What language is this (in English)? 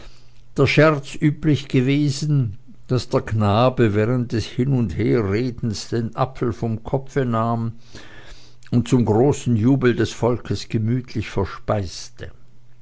German